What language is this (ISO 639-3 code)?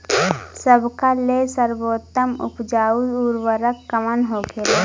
bho